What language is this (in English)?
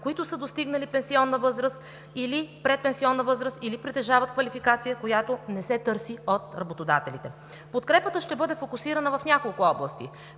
Bulgarian